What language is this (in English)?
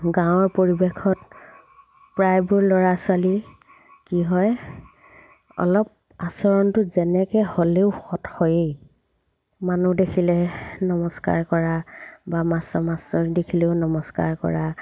Assamese